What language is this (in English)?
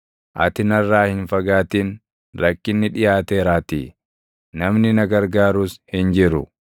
Oromo